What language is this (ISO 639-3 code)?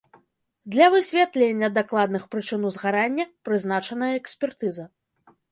bel